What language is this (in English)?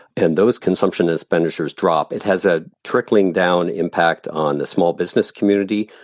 English